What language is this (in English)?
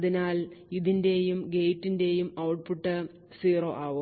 Malayalam